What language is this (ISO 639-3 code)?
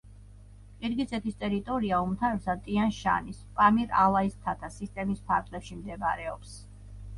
kat